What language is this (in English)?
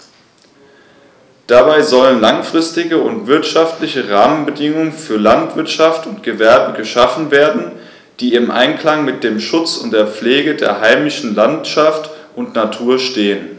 German